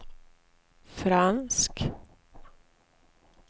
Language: Swedish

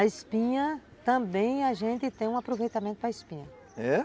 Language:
Portuguese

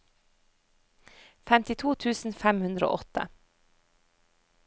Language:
Norwegian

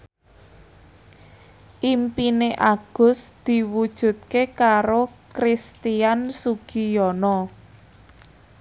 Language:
Javanese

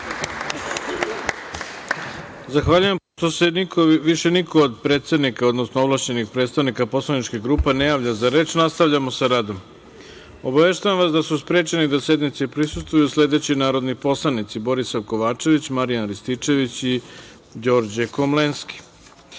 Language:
Serbian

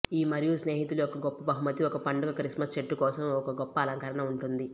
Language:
Telugu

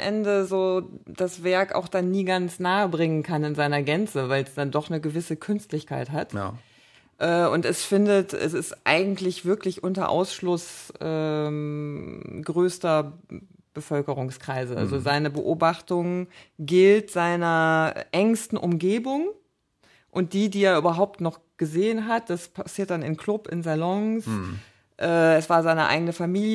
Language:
German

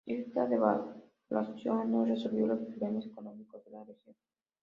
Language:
Spanish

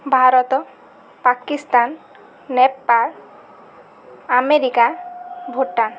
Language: Odia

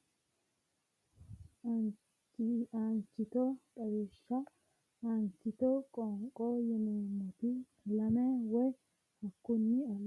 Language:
Sidamo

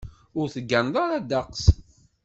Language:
Kabyle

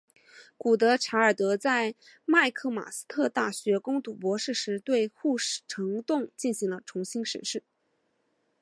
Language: Chinese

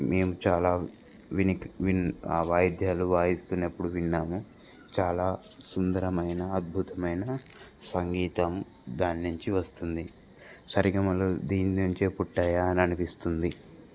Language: Telugu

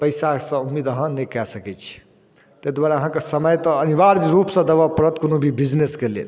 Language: Maithili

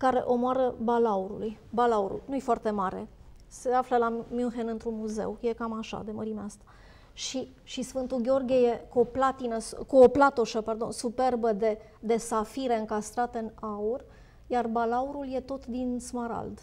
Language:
Romanian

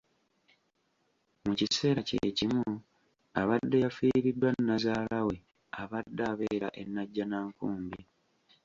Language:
Ganda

